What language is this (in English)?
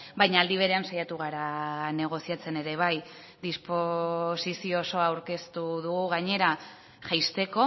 Basque